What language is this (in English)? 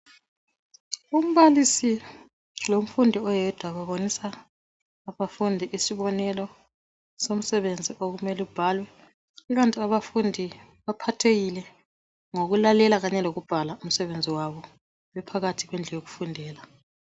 North Ndebele